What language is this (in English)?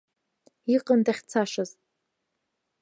Abkhazian